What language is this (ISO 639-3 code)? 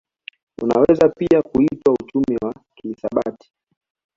swa